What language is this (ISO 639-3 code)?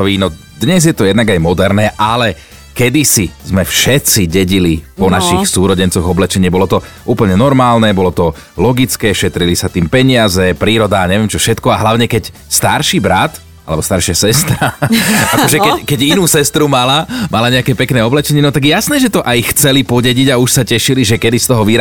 slk